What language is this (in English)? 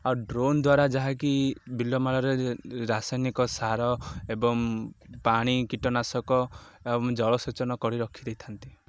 Odia